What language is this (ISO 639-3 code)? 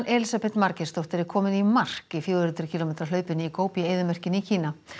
isl